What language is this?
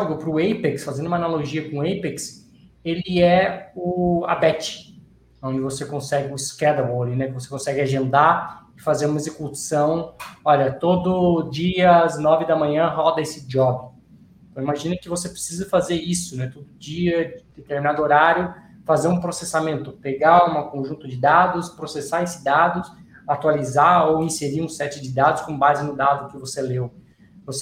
Portuguese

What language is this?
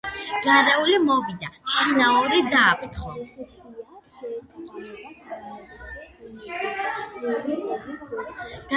Georgian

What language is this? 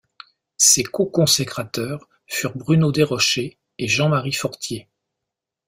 French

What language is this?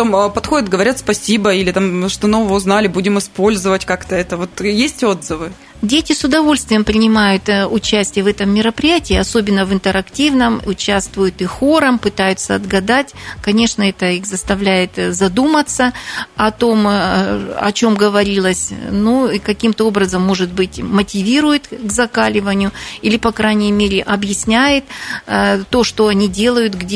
Russian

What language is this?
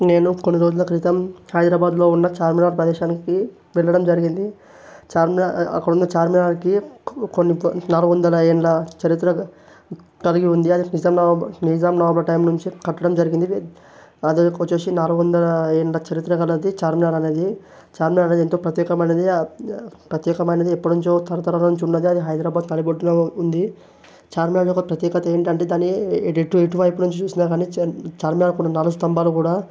Telugu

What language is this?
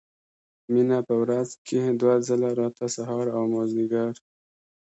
Pashto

